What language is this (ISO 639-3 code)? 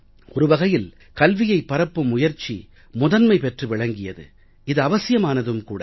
tam